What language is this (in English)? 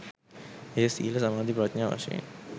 Sinhala